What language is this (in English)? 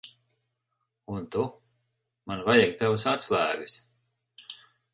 Latvian